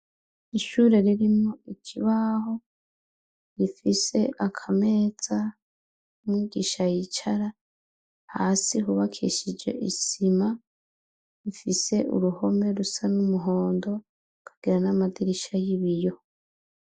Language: Rundi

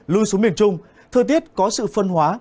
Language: Vietnamese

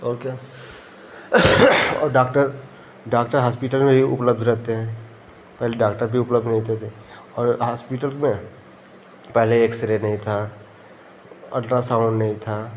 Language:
Hindi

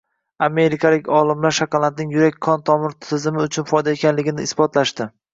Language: Uzbek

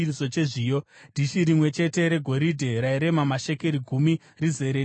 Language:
Shona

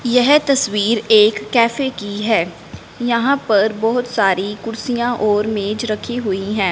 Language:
Hindi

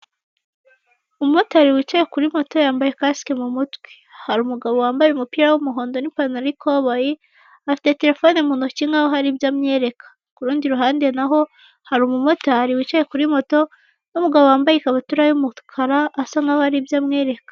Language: Kinyarwanda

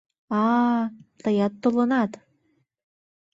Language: Mari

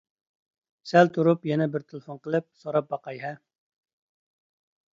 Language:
Uyghur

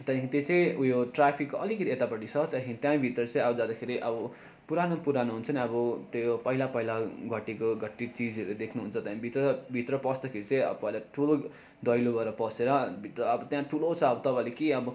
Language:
Nepali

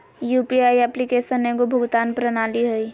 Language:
Magahi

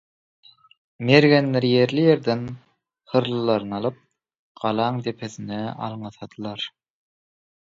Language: Turkmen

